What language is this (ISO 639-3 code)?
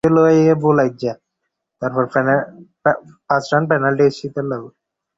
ben